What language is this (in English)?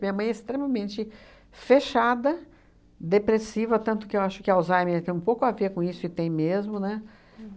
Portuguese